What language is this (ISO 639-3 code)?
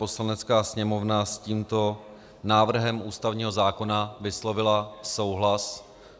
ces